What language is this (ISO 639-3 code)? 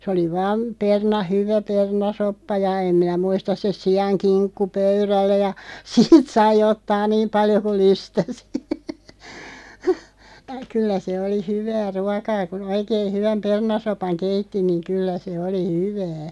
fin